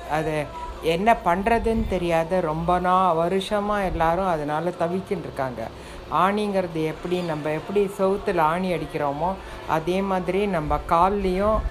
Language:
Tamil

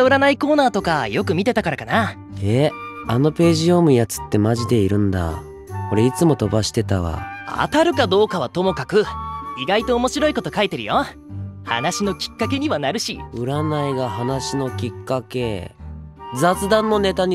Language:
Japanese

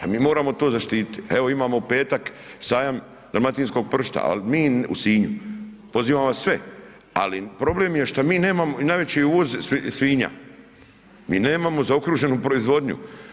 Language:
Croatian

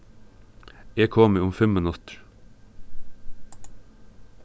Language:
Faroese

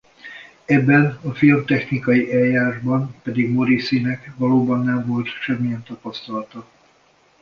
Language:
Hungarian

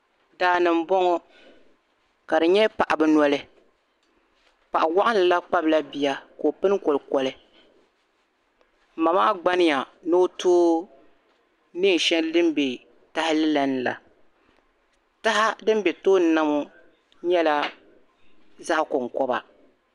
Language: Dagbani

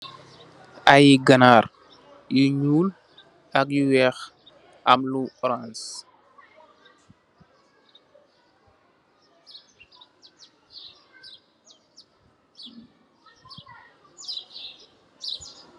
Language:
Wolof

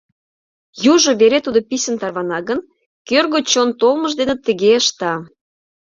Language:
Mari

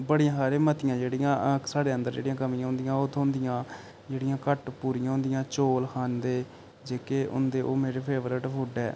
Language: Dogri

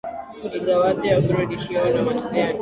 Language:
Swahili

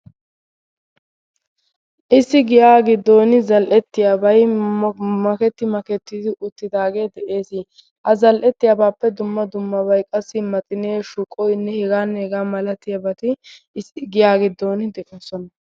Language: Wolaytta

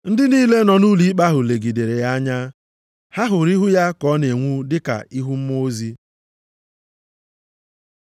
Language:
Igbo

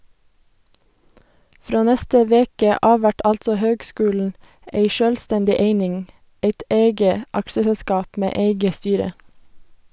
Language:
Norwegian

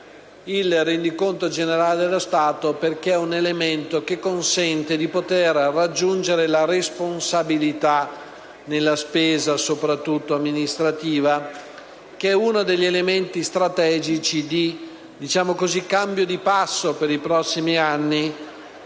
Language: Italian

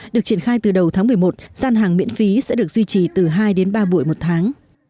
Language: Vietnamese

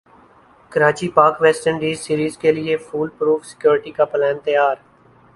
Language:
Urdu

